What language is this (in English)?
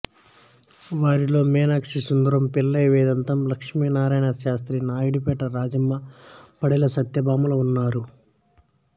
Telugu